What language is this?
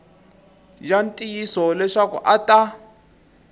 Tsonga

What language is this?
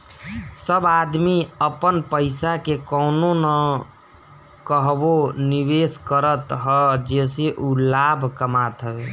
Bhojpuri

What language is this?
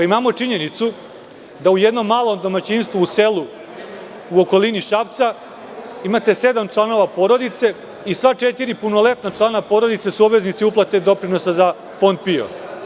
Serbian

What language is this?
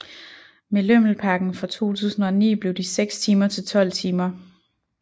Danish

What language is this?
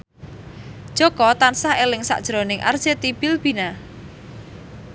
Javanese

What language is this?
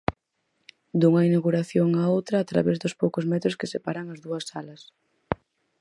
Galician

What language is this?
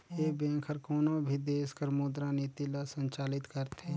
Chhattisgarhi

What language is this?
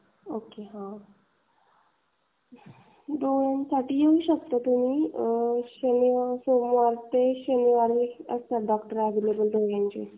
Marathi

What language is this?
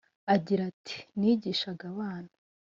Kinyarwanda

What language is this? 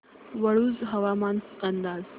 Marathi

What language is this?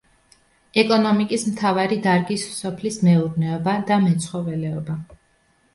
Georgian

